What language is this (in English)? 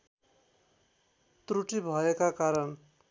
Nepali